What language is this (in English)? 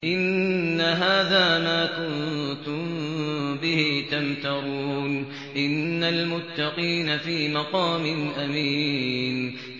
Arabic